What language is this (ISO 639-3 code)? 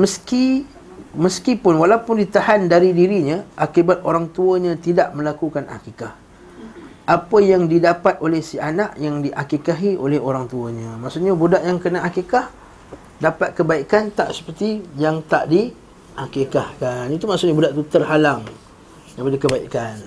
msa